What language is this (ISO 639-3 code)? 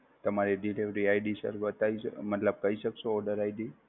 guj